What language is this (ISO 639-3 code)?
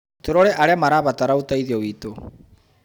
kik